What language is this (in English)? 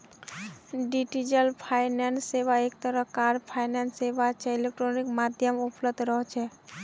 Magahi